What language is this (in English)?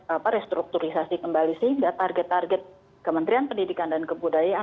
Indonesian